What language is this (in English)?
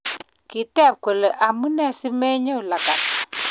Kalenjin